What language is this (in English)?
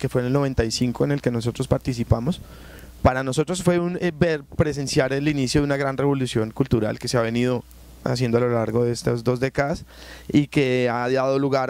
Spanish